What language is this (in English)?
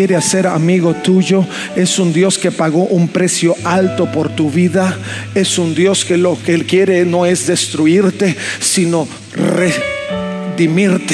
Spanish